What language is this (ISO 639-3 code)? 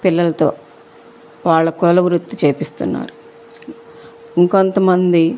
tel